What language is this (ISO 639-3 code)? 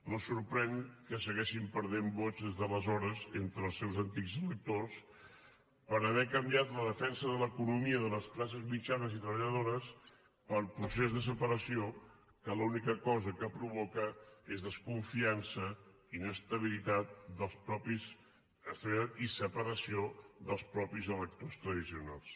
cat